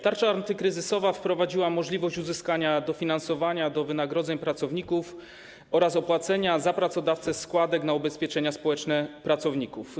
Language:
Polish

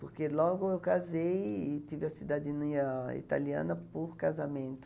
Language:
Portuguese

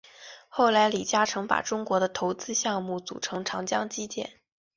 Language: Chinese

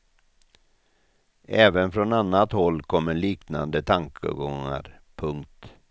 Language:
Swedish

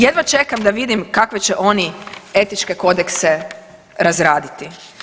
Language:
Croatian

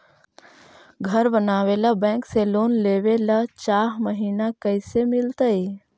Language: Magahi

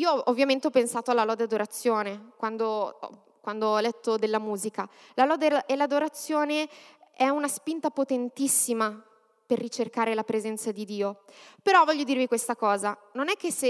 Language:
Italian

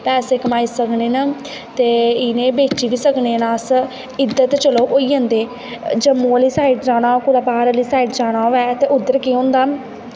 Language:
Dogri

